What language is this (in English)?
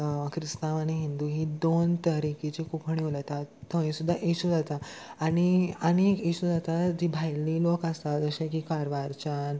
Konkani